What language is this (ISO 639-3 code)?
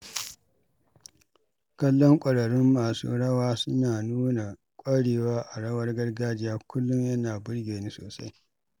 hau